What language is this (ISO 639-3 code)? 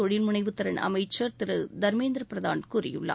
tam